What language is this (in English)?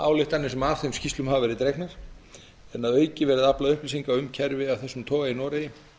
Icelandic